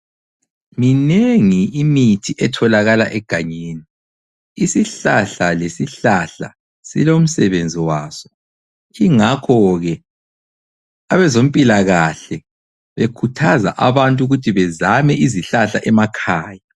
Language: North Ndebele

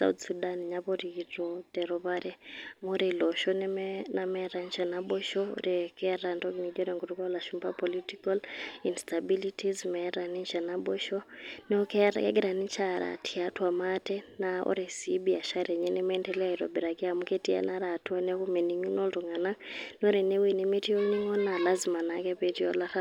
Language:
Masai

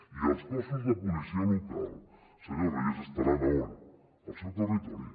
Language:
Catalan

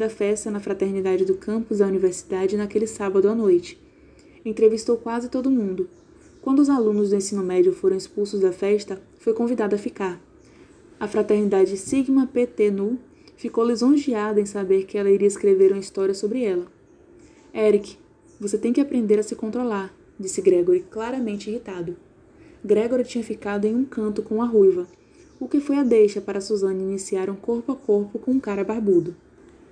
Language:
Portuguese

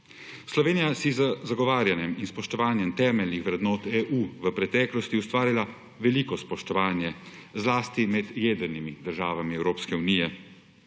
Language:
Slovenian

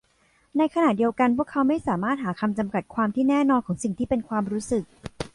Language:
Thai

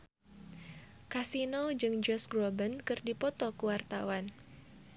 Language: Sundanese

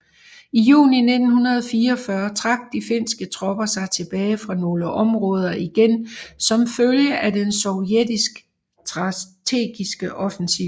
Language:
Danish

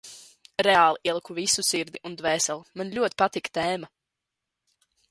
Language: Latvian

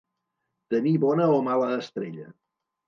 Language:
Catalan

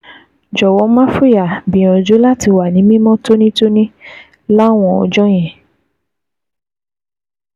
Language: Yoruba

